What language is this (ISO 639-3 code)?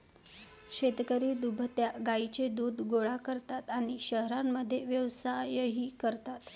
mar